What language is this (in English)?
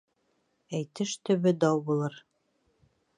Bashkir